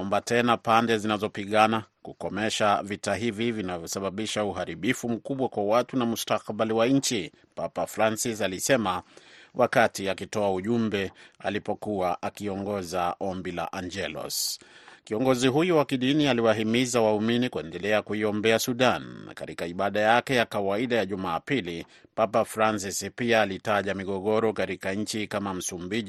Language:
Swahili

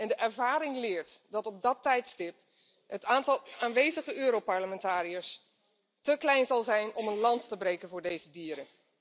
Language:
Dutch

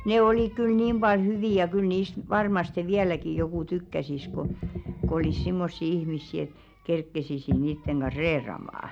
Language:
Finnish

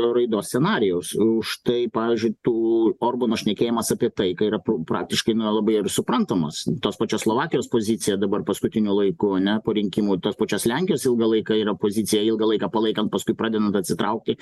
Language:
Lithuanian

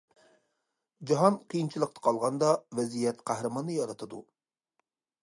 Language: Uyghur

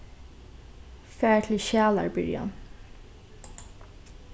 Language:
Faroese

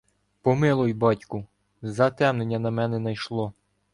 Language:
Ukrainian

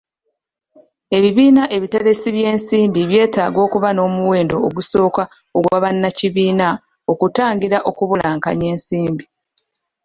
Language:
Ganda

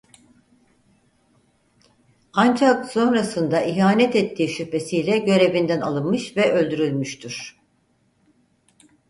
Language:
Turkish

